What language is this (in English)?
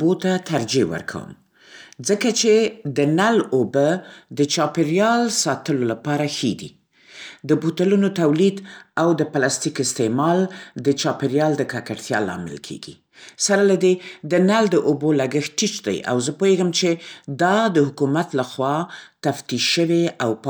Central Pashto